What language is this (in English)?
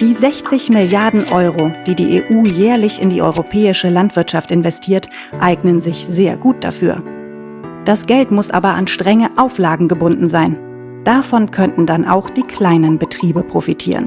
German